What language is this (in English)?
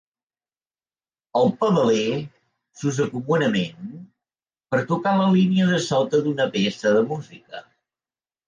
Catalan